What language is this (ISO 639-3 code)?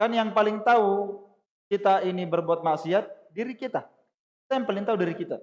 ind